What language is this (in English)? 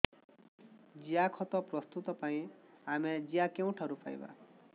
Odia